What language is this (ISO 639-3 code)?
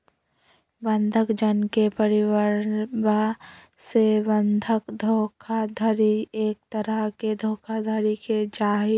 mag